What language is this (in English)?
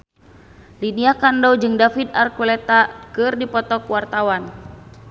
Sundanese